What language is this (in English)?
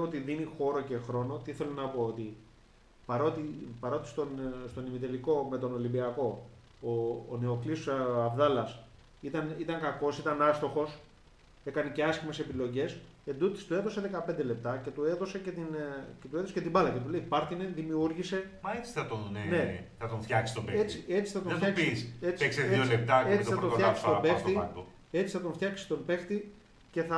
Greek